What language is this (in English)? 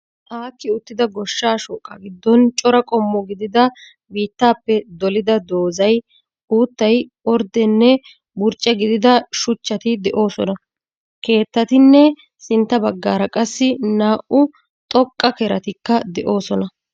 Wolaytta